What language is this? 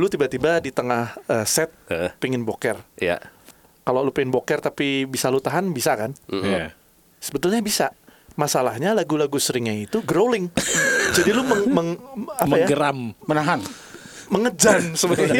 Indonesian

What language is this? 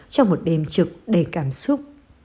Vietnamese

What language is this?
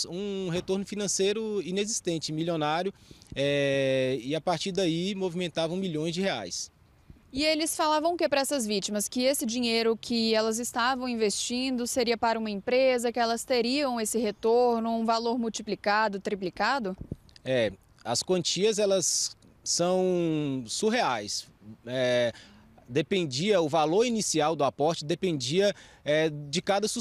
Portuguese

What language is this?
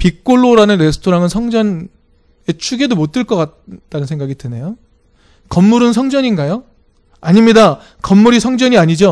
Korean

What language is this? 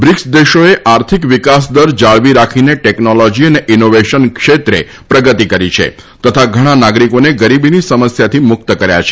Gujarati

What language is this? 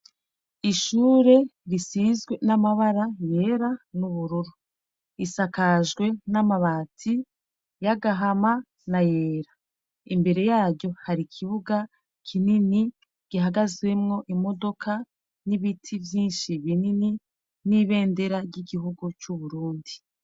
Rundi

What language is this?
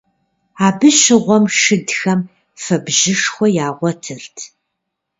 Kabardian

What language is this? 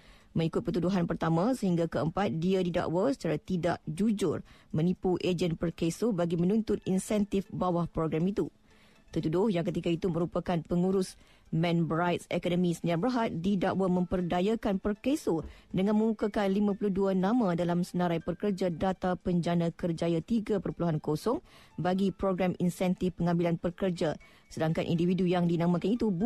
Malay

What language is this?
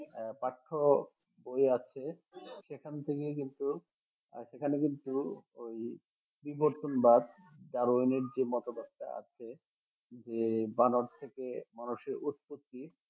Bangla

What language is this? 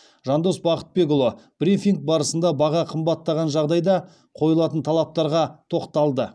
Kazakh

